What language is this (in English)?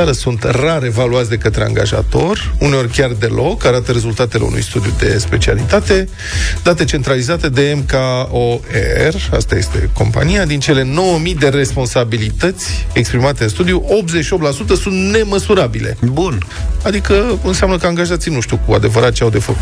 Romanian